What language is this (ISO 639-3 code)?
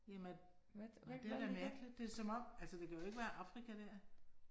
dan